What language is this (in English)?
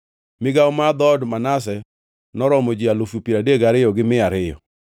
Luo (Kenya and Tanzania)